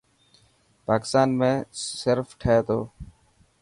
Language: Dhatki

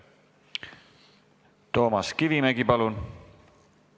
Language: Estonian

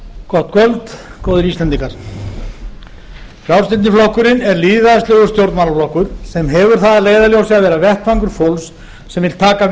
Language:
Icelandic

